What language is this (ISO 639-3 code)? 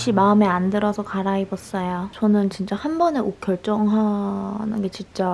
kor